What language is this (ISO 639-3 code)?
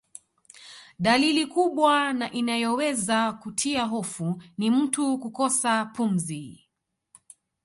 swa